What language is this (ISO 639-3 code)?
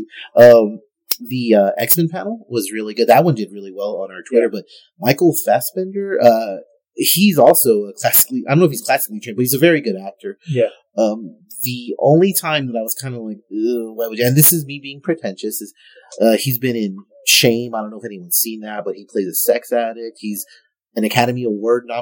eng